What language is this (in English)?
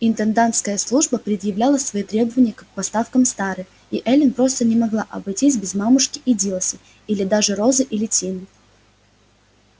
Russian